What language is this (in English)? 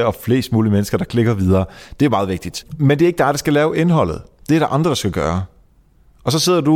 Danish